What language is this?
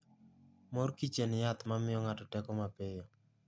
Luo (Kenya and Tanzania)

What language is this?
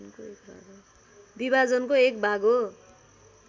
Nepali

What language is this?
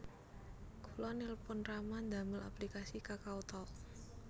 Javanese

